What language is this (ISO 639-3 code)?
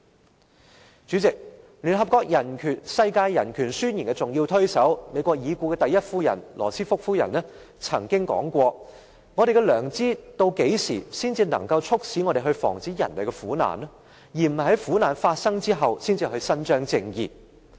yue